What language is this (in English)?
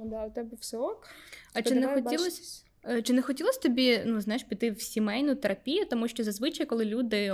Ukrainian